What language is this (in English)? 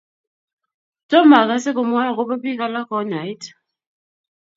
Kalenjin